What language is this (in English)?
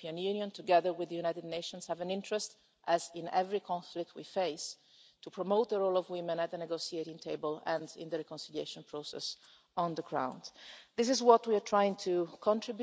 English